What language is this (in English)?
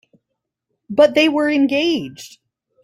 English